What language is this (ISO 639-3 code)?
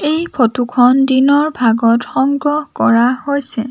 asm